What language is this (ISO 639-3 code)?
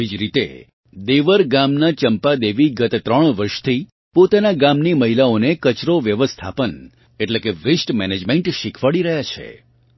guj